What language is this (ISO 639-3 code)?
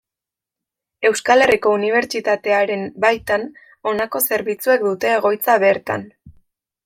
eus